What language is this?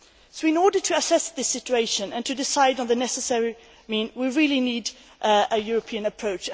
English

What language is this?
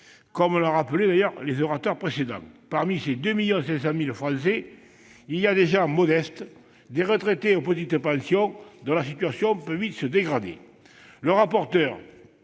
French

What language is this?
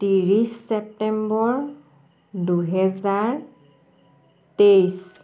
Assamese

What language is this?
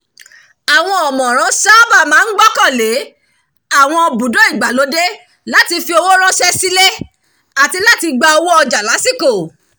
Yoruba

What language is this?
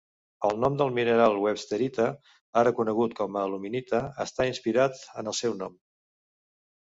Catalan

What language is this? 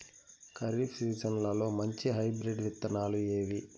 Telugu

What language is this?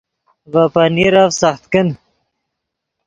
Yidgha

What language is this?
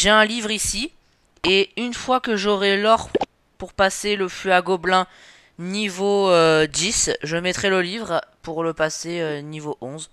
French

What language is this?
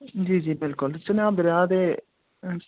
Dogri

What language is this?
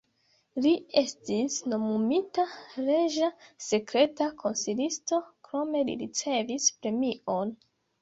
Esperanto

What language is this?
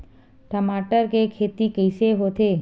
Chhattisgarhi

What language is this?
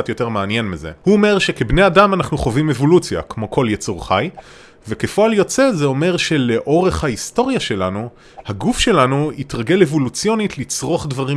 Hebrew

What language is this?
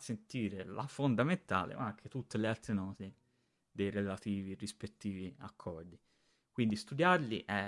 Italian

